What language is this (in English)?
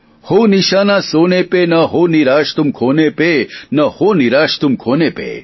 Gujarati